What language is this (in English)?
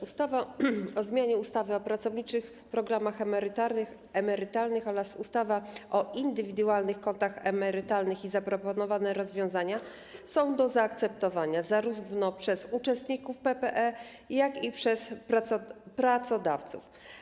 Polish